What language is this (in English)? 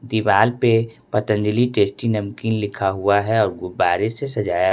Hindi